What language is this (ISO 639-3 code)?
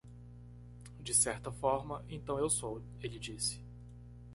por